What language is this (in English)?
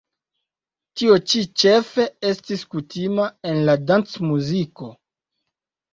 Esperanto